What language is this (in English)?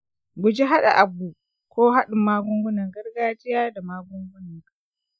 Hausa